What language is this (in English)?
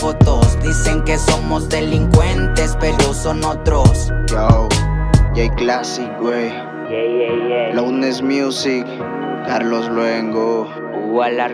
Spanish